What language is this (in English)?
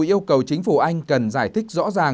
Vietnamese